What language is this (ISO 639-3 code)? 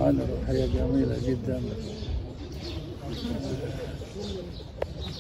ara